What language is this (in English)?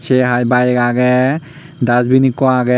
Chakma